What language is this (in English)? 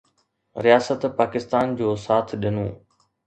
Sindhi